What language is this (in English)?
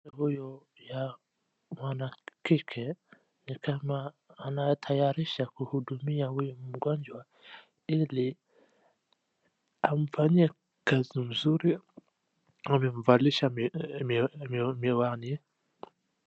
Swahili